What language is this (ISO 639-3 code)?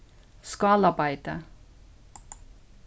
fao